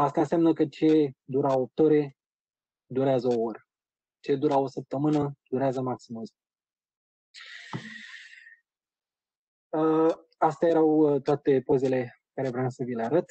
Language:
Romanian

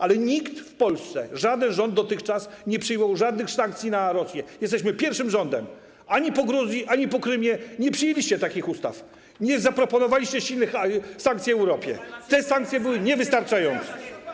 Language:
Polish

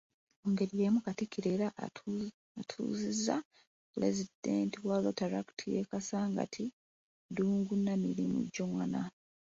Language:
Ganda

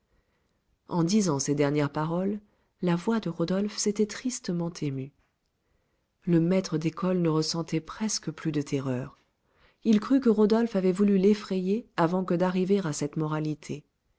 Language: French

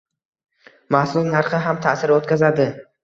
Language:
Uzbek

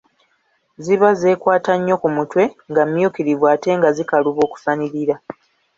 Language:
Ganda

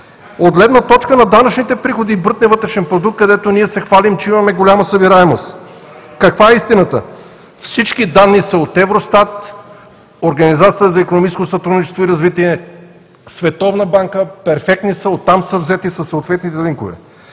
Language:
Bulgarian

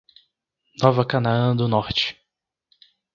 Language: Portuguese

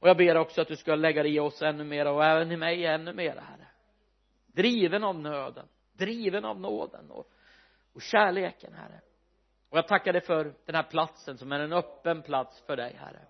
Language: Swedish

